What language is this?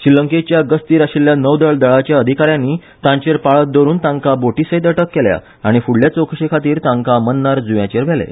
Konkani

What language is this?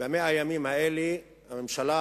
Hebrew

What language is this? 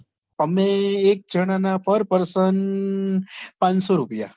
Gujarati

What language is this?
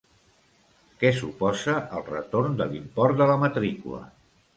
Catalan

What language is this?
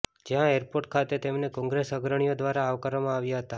Gujarati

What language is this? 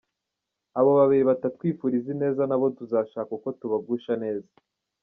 Kinyarwanda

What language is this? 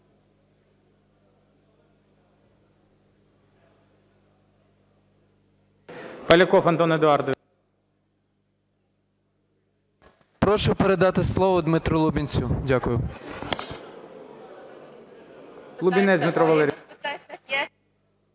Ukrainian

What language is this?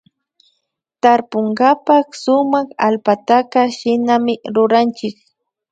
Imbabura Highland Quichua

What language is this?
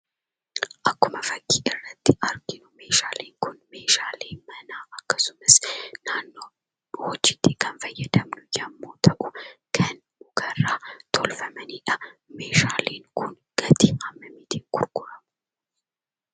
Oromo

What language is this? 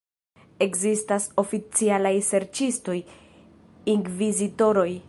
Esperanto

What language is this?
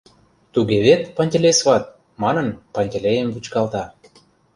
Mari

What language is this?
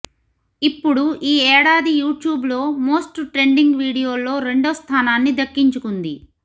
Telugu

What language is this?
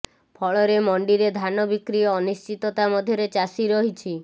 Odia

